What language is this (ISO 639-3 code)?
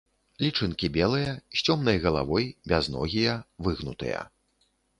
bel